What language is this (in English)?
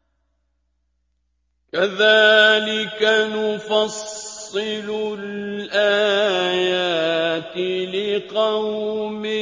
Arabic